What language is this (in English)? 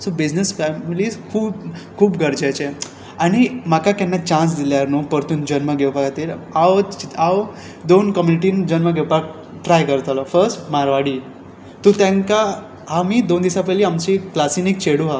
Konkani